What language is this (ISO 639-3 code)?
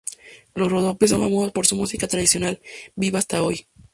spa